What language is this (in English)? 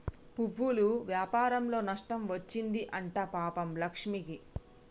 Telugu